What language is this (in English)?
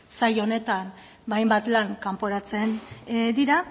Basque